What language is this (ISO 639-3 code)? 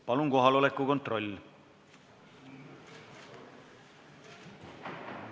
est